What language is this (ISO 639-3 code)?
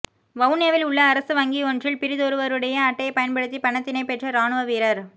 tam